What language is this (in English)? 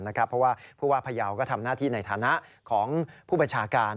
Thai